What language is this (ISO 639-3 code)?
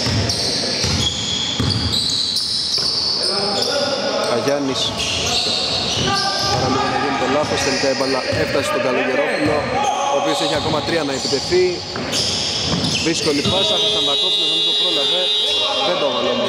ell